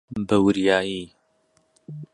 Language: Central Kurdish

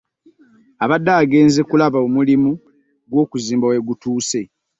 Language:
Ganda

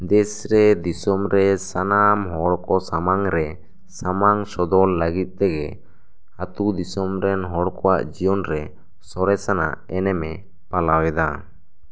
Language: Santali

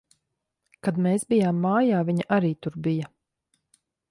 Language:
Latvian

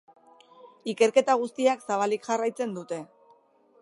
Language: Basque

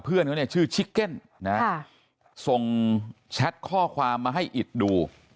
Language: Thai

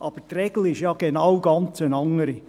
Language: Swiss German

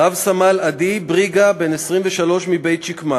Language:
Hebrew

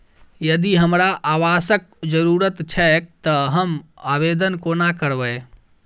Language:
Maithili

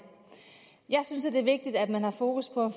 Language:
Danish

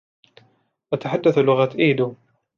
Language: Arabic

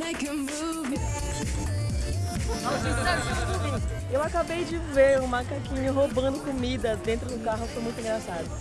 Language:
Portuguese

